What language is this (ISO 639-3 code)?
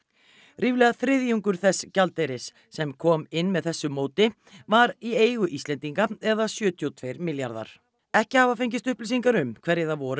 isl